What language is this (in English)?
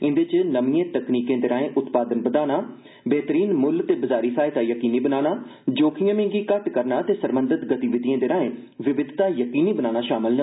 Dogri